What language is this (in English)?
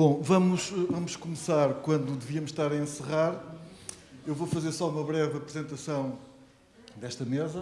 Portuguese